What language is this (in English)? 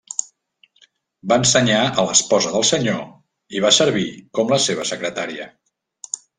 Catalan